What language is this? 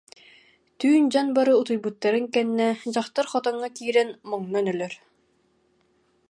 Yakut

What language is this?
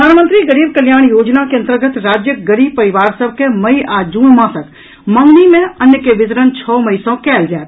Maithili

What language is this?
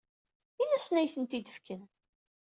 Kabyle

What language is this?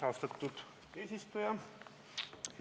Estonian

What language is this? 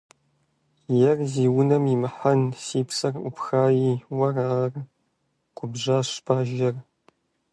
Kabardian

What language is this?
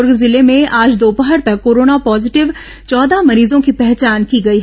Hindi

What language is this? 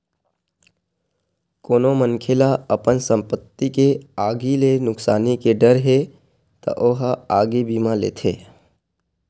Chhattisgarhi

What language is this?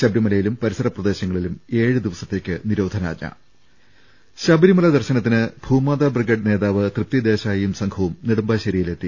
Malayalam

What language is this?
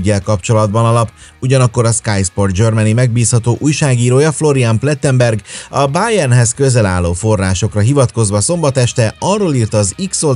Hungarian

